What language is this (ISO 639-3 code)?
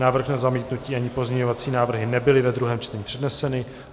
ces